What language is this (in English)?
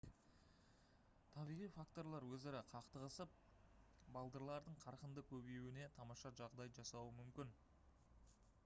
Kazakh